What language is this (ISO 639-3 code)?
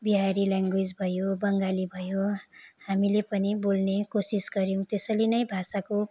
nep